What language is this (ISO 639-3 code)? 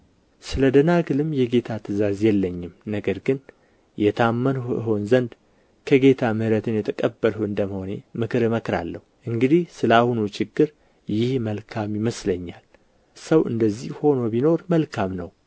amh